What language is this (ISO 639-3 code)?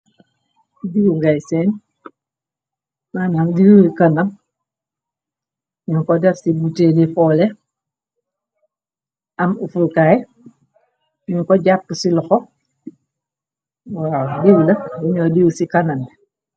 wol